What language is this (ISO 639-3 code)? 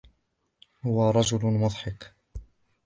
ara